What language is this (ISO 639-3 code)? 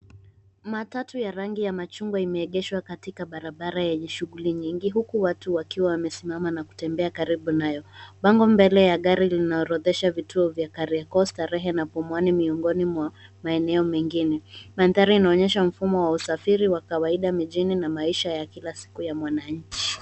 swa